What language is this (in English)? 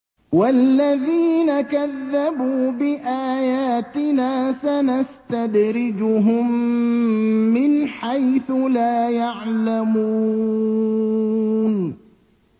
Arabic